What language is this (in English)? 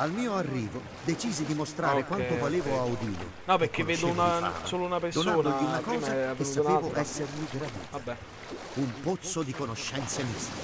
Italian